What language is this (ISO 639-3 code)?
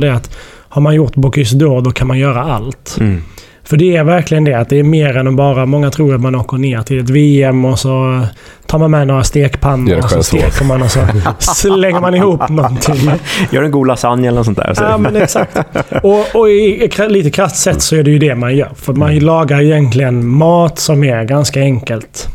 swe